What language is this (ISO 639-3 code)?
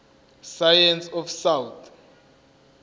zul